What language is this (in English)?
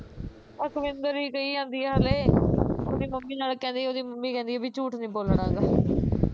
Punjabi